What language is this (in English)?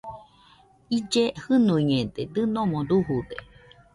Nüpode Huitoto